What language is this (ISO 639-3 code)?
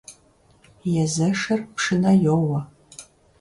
kbd